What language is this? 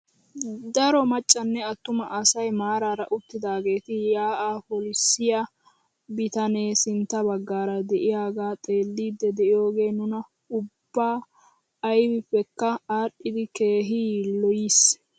Wolaytta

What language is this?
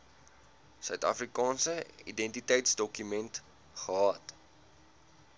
Afrikaans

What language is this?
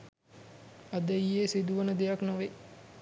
Sinhala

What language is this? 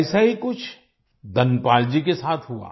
Hindi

